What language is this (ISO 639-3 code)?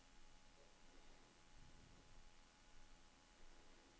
nor